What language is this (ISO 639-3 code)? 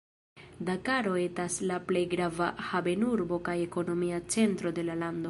epo